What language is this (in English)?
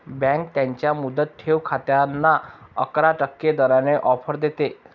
Marathi